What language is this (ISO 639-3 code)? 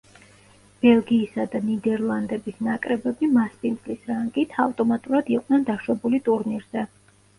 kat